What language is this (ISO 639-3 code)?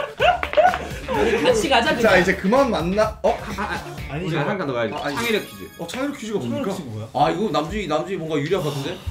kor